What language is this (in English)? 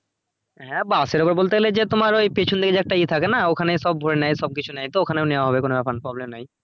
Bangla